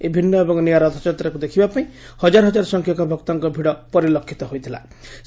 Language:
Odia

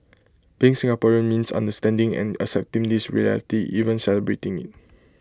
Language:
English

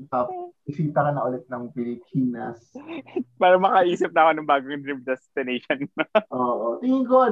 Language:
Filipino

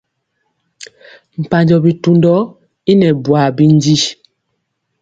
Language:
Mpiemo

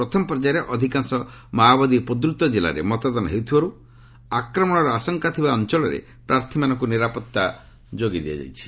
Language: Odia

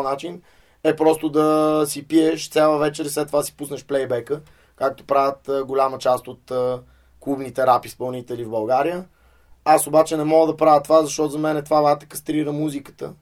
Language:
Bulgarian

